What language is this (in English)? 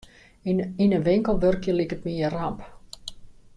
Western Frisian